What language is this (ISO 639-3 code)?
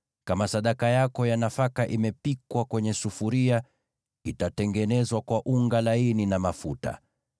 swa